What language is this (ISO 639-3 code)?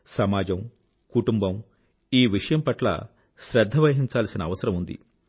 tel